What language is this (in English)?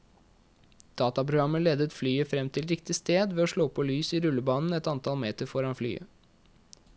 Norwegian